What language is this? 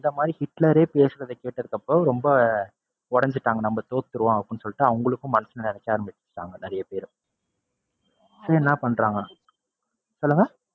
Tamil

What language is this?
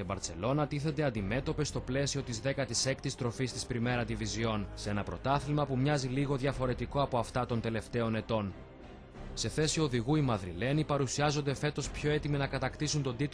Greek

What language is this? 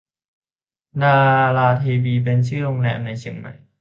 Thai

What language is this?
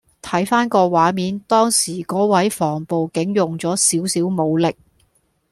Cantonese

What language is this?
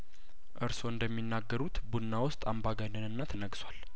Amharic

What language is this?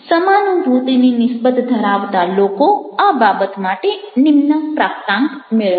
Gujarati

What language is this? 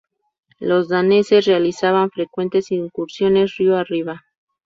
Spanish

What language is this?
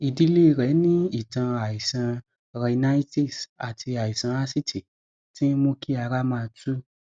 Yoruba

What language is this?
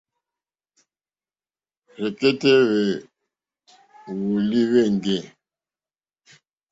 Mokpwe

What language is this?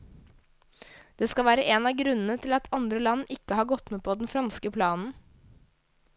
Norwegian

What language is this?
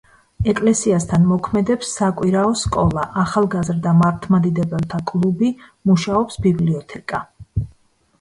Georgian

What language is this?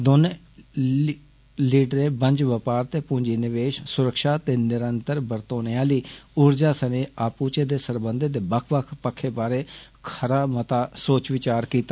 Dogri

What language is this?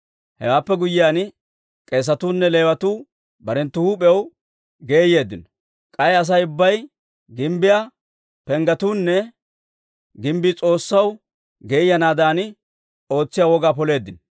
Dawro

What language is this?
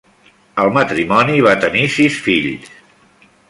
Catalan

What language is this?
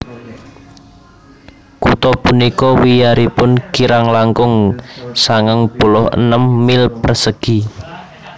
Javanese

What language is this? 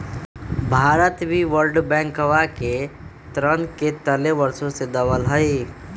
Magahi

